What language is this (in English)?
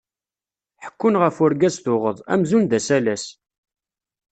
Kabyle